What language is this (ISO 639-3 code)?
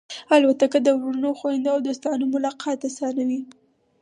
pus